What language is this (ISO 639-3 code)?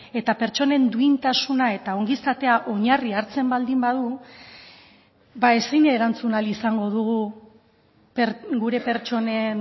eus